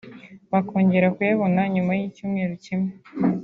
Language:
Kinyarwanda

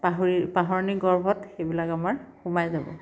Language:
Assamese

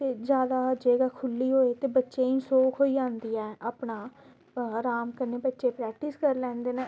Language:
Dogri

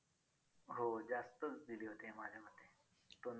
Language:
Marathi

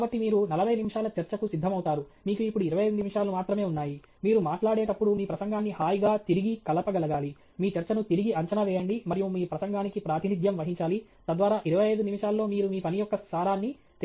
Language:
Telugu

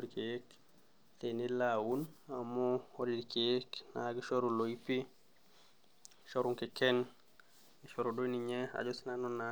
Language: Masai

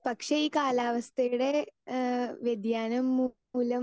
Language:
Malayalam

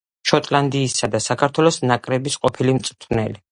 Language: Georgian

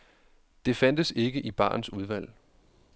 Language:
Danish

